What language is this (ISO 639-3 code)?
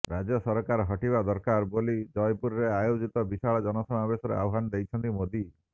ori